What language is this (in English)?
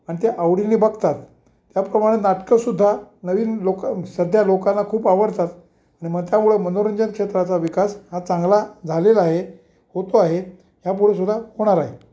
Marathi